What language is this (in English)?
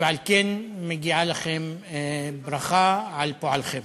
Hebrew